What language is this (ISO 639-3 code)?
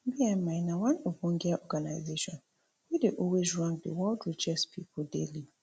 pcm